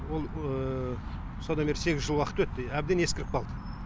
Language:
Kazakh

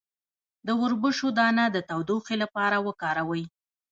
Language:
Pashto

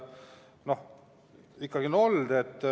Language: Estonian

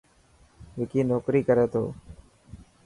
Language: Dhatki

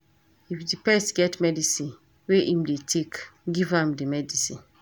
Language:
Nigerian Pidgin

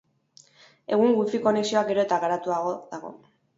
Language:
Basque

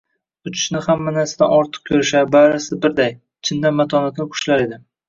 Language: Uzbek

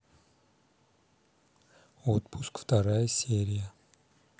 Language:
Russian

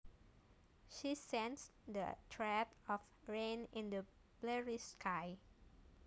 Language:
Javanese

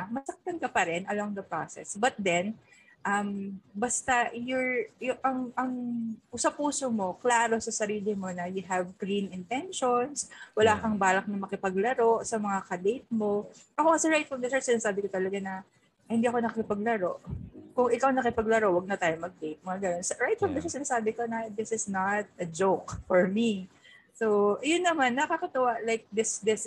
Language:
Filipino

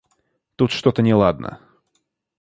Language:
Russian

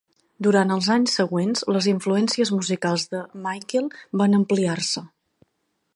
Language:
Catalan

